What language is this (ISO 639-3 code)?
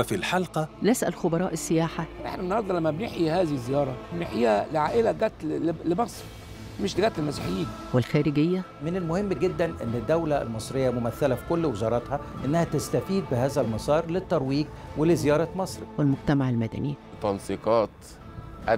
ara